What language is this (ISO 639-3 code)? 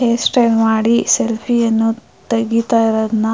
kan